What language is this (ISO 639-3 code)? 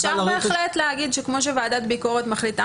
heb